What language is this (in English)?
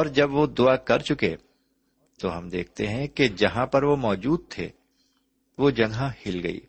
Urdu